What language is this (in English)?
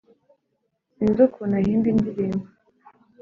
Kinyarwanda